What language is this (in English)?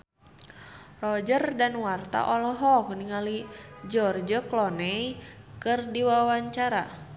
Sundanese